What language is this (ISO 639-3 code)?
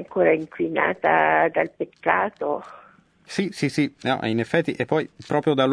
ita